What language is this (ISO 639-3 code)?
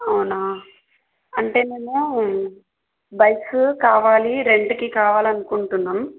tel